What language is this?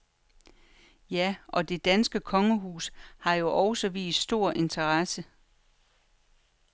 Danish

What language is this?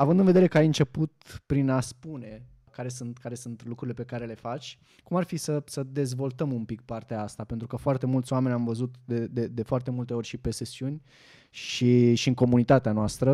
Romanian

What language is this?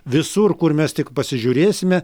Lithuanian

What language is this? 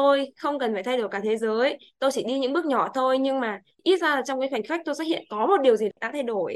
Vietnamese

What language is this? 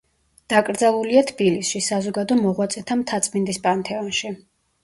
Georgian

